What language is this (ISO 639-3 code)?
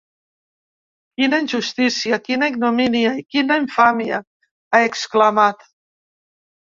cat